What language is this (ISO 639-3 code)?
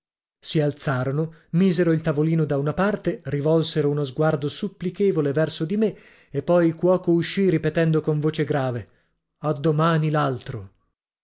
ita